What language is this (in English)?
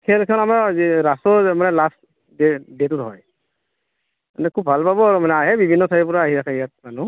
Assamese